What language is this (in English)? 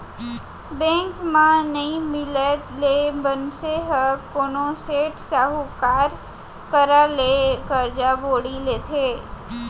Chhattisgarhi